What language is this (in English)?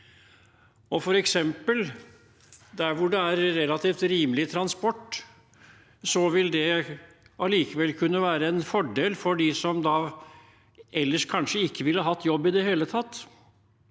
Norwegian